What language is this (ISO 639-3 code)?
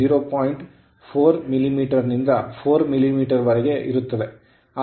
kan